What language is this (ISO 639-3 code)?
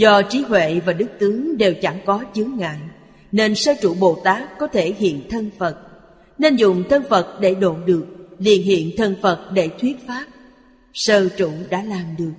vie